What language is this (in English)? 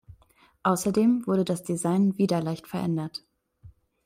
German